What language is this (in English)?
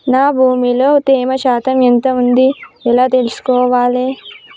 Telugu